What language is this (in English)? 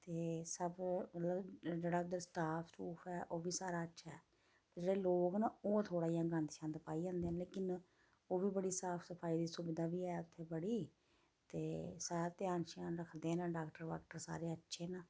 Dogri